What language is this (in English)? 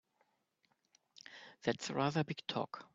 English